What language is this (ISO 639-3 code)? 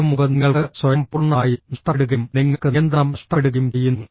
mal